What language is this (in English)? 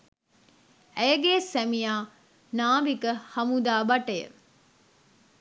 Sinhala